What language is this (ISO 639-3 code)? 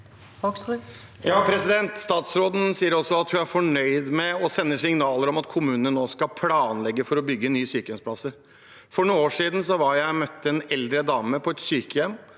nor